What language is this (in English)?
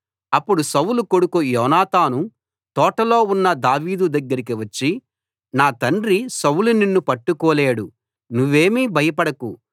Telugu